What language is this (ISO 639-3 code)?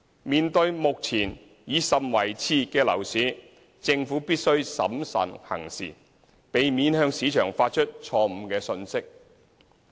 yue